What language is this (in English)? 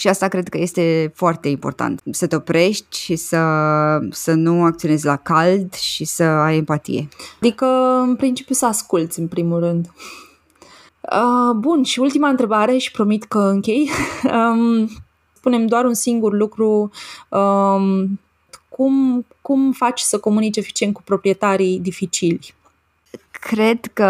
Romanian